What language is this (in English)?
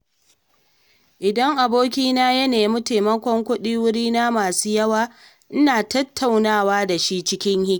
Hausa